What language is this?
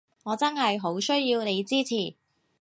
Cantonese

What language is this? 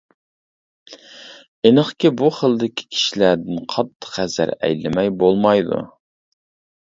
Uyghur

